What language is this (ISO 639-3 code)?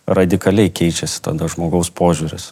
lit